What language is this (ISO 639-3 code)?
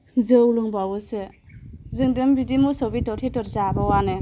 brx